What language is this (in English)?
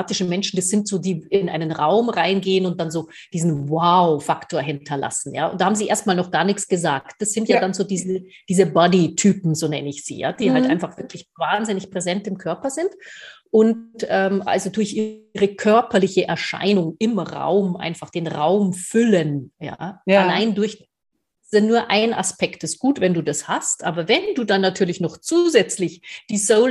German